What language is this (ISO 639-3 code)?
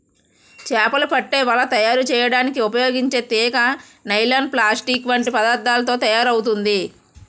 tel